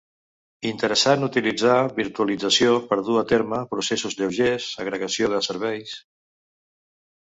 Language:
Catalan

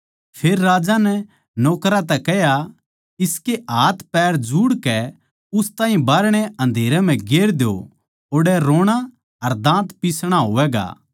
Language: Haryanvi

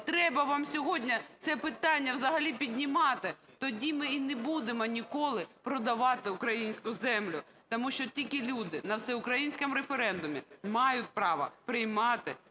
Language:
Ukrainian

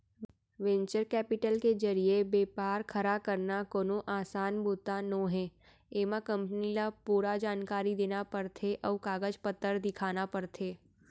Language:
Chhattisgarhi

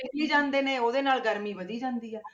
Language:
Punjabi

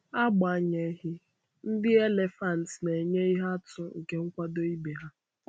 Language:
Igbo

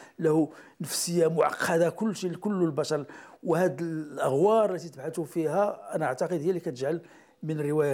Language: Arabic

